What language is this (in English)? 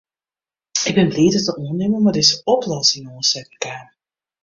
Western Frisian